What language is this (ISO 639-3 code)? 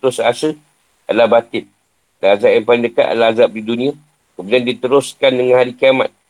msa